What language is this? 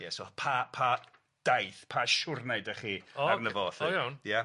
Welsh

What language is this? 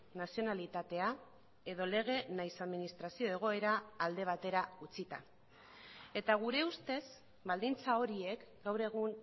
Basque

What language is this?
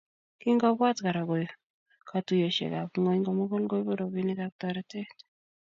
Kalenjin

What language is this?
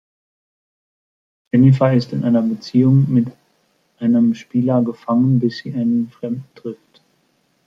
German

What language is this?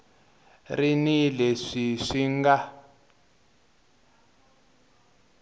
Tsonga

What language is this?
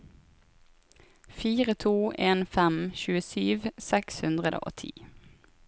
Norwegian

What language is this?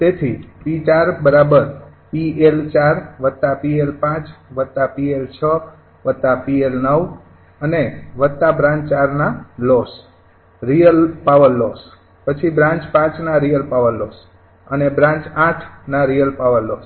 Gujarati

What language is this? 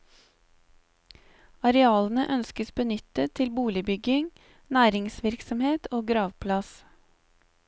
Norwegian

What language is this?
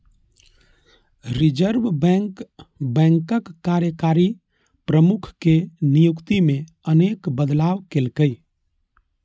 Maithili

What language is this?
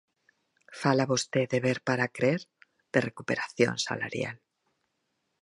Galician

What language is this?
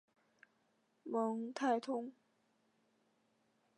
Chinese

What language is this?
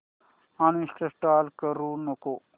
Marathi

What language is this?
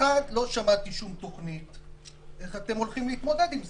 Hebrew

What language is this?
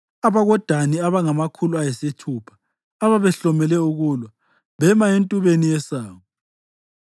North Ndebele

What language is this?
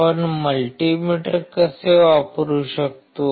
Marathi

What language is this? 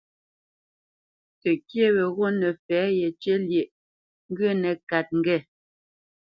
Bamenyam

